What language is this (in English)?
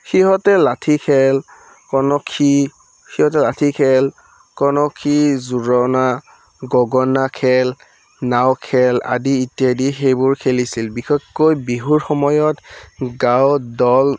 Assamese